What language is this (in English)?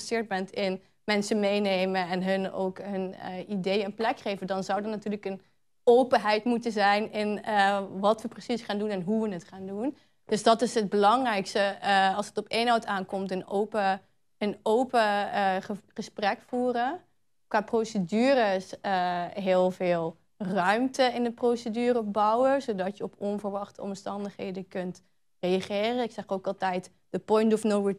Dutch